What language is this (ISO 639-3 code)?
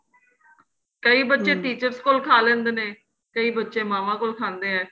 pan